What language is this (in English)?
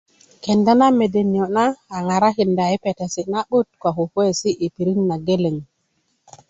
Kuku